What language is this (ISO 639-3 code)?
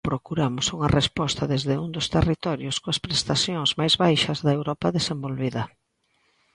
glg